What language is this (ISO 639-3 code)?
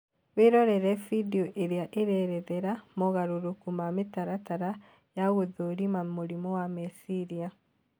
kik